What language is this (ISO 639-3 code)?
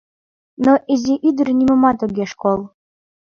chm